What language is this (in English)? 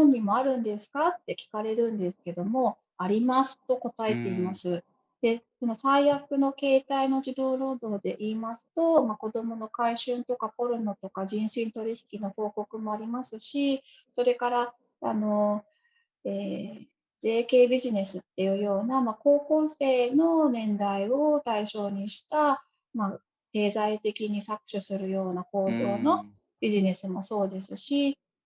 Japanese